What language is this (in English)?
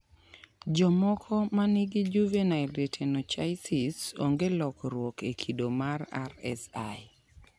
Luo (Kenya and Tanzania)